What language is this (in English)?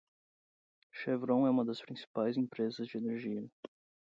Portuguese